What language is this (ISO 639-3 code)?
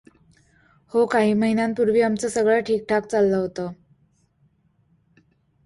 mar